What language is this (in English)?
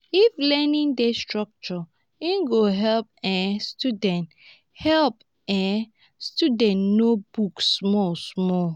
Nigerian Pidgin